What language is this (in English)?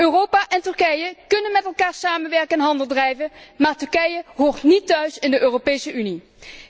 Dutch